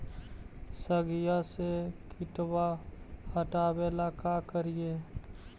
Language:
Magahi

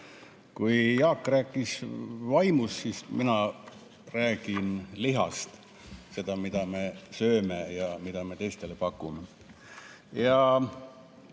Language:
Estonian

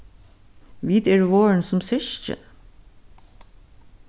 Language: Faroese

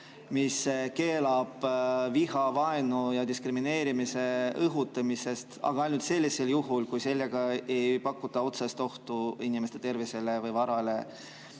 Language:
Estonian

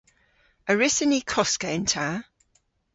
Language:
Cornish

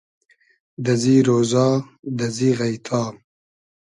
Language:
Hazaragi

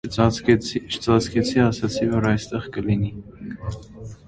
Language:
Armenian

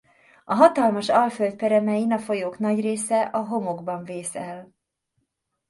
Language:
Hungarian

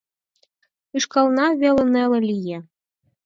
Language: Mari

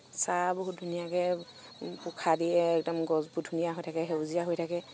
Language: Assamese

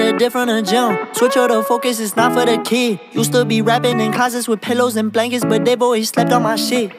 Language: Korean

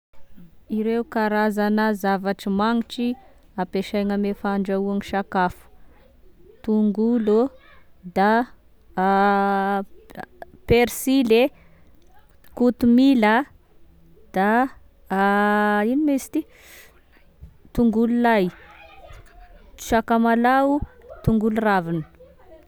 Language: Tesaka Malagasy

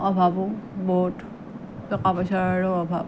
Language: Assamese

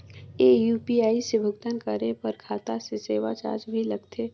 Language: Chhattisgarhi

